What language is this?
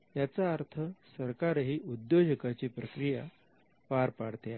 Marathi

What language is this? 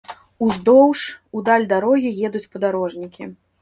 Belarusian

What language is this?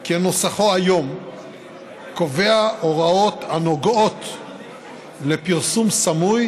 Hebrew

